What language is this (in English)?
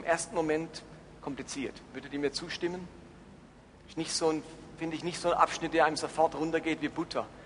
German